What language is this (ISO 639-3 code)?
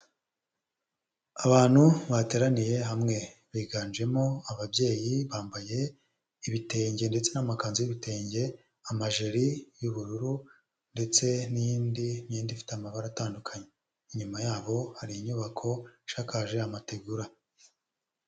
kin